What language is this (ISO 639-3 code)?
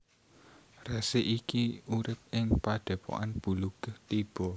jav